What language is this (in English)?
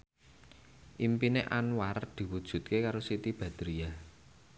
Javanese